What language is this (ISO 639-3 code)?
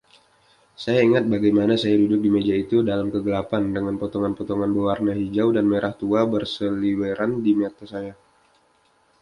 ind